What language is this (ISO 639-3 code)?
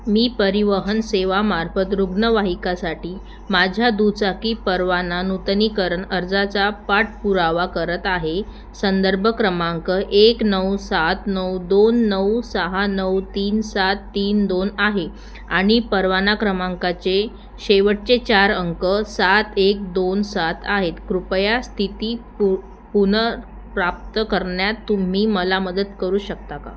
mar